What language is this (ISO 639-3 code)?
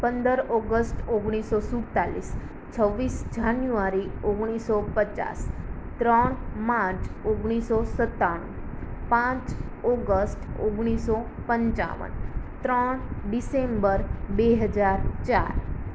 guj